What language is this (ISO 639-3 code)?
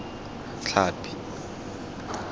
tsn